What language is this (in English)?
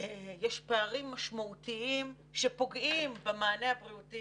Hebrew